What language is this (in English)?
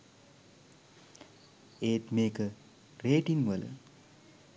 Sinhala